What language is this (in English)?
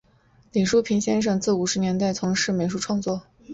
Chinese